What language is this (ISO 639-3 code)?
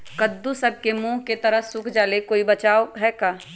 mag